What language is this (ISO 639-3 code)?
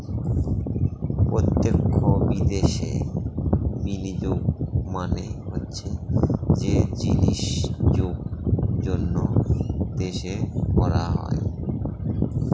ben